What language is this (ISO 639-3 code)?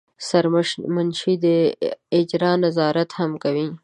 pus